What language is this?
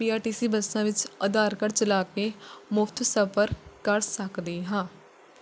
Punjabi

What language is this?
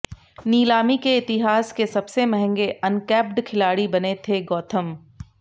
Hindi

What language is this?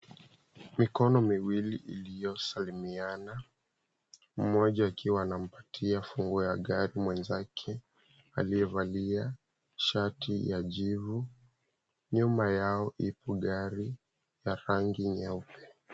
Swahili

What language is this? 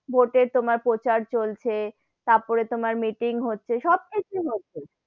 Bangla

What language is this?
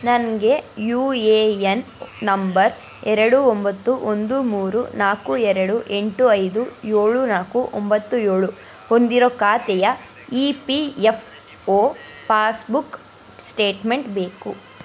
Kannada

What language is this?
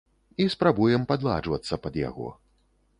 Belarusian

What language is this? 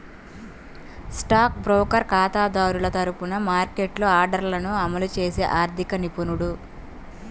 Telugu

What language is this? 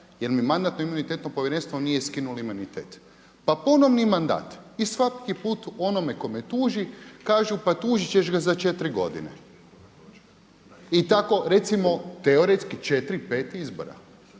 Croatian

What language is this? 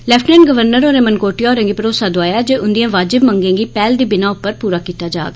Dogri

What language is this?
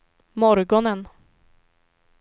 Swedish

